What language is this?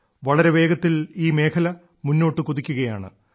Malayalam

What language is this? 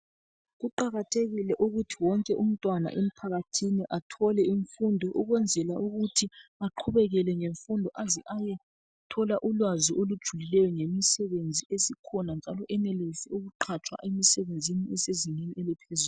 North Ndebele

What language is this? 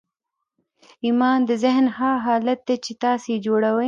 Pashto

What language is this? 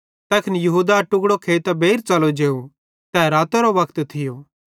Bhadrawahi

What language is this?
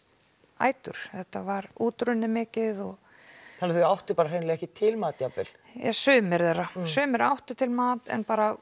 Icelandic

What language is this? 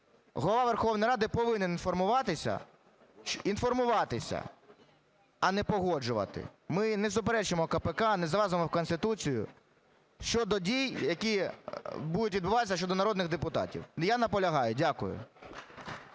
Ukrainian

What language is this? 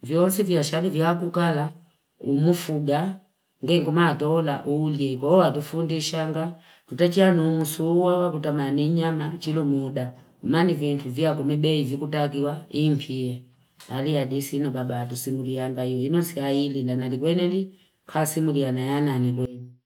Fipa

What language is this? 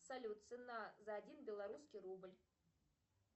Russian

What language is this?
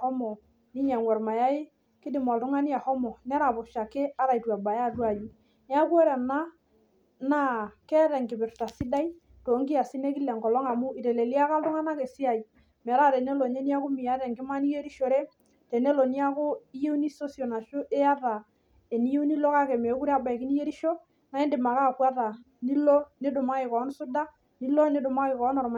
Masai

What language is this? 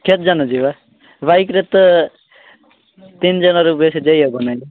Odia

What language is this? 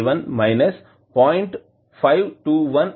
Telugu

